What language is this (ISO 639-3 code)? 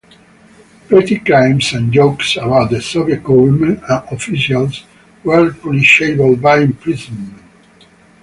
eng